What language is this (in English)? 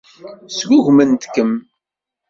Kabyle